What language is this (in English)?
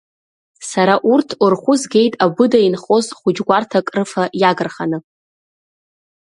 Abkhazian